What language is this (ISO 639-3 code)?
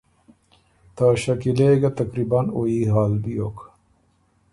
oru